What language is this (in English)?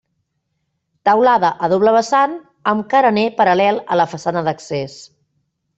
Catalan